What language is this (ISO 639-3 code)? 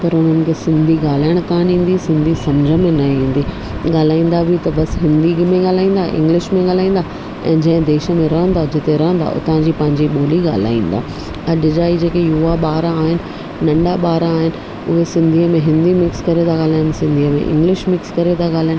snd